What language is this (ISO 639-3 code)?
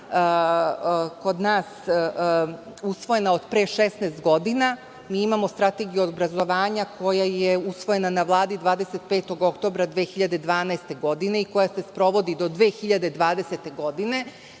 srp